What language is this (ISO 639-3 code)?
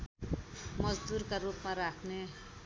nep